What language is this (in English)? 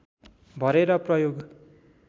Nepali